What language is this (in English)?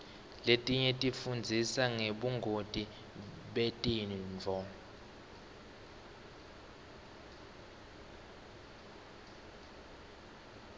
Swati